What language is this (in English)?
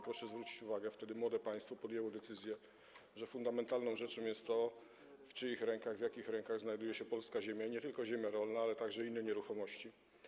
Polish